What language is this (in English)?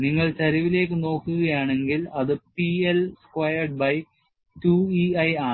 Malayalam